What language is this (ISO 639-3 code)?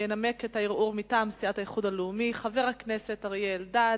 heb